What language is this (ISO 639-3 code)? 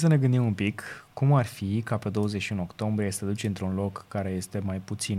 ron